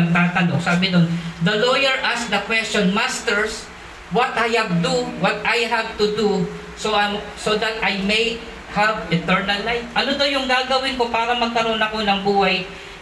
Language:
Filipino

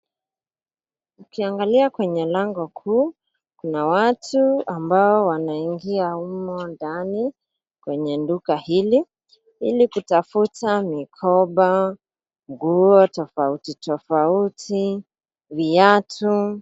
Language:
Swahili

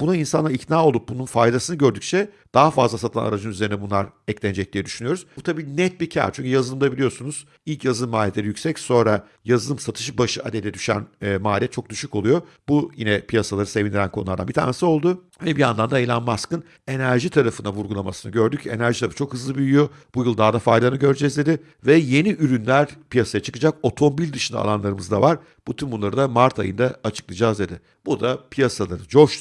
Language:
Turkish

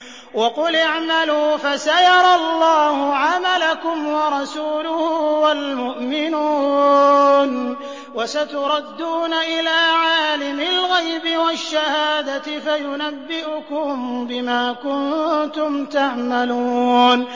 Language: Arabic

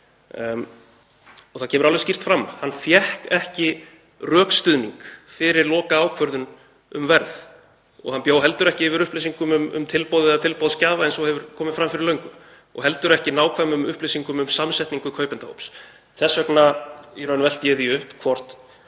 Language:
Icelandic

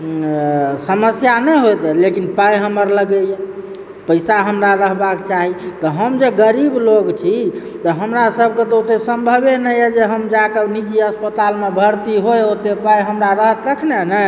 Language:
Maithili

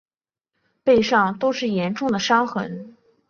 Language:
Chinese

